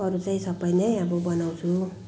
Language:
Nepali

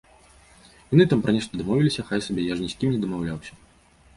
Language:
Belarusian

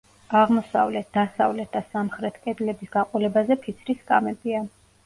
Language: Georgian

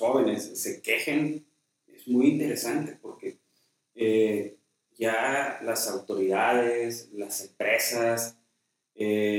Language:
Spanish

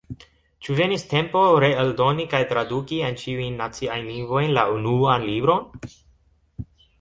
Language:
Esperanto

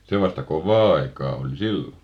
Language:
Finnish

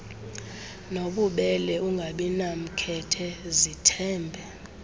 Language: Xhosa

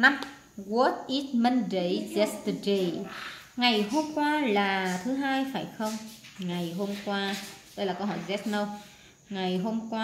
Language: Vietnamese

